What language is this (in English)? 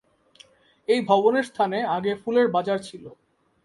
Bangla